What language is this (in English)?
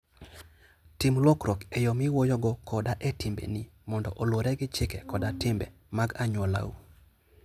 Luo (Kenya and Tanzania)